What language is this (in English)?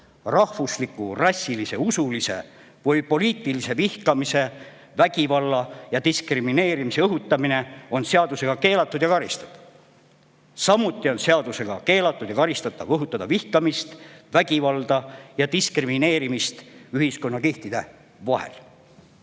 Estonian